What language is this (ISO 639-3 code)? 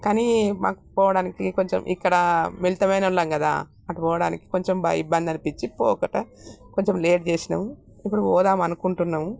tel